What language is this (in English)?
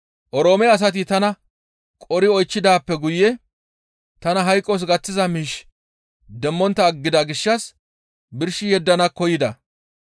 Gamo